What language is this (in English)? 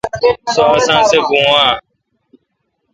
Kalkoti